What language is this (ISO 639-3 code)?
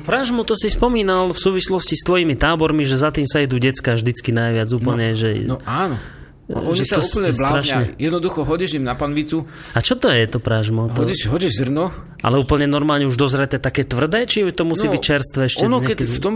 slk